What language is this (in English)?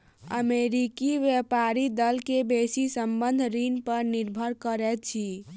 Maithili